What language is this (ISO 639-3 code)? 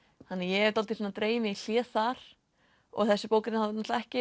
isl